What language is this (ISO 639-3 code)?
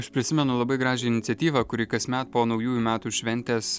lit